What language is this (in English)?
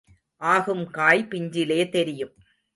Tamil